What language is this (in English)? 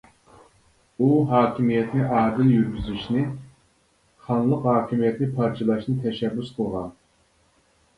Uyghur